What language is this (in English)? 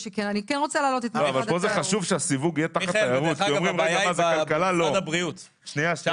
Hebrew